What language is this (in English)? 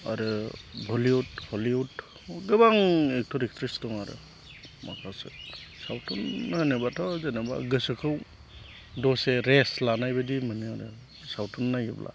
Bodo